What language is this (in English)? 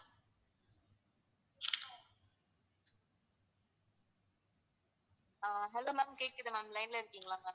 Tamil